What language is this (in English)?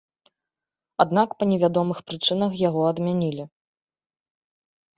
Belarusian